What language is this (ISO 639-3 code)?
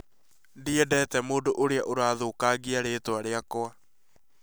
kik